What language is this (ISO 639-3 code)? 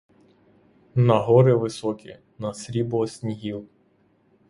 ukr